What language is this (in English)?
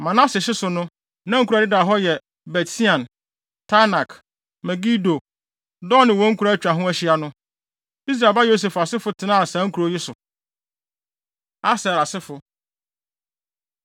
Akan